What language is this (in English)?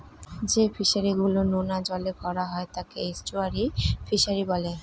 Bangla